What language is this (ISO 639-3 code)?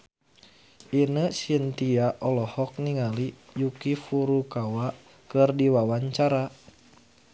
sun